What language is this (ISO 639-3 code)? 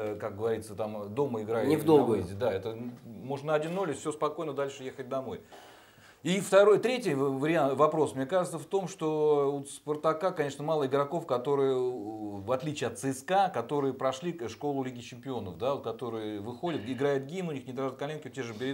rus